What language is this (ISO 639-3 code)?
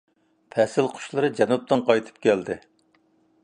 uig